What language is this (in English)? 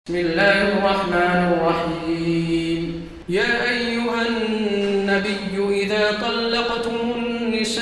Arabic